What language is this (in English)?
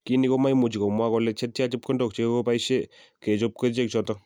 Kalenjin